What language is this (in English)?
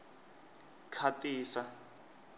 Tsonga